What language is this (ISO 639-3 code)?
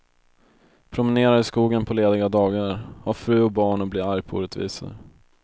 swe